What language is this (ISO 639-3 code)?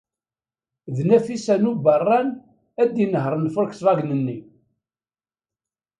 kab